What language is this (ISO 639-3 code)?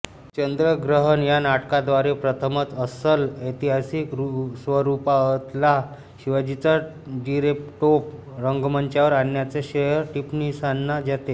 mar